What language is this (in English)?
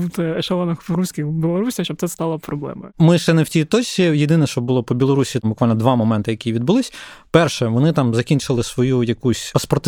Ukrainian